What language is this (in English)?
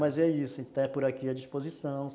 Portuguese